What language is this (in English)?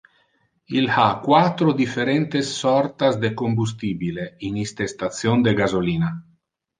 Interlingua